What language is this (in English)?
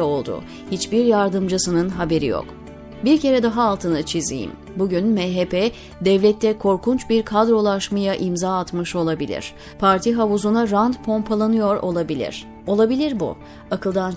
Turkish